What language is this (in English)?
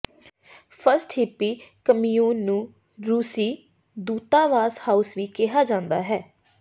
Punjabi